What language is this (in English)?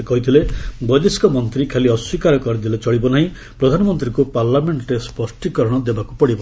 Odia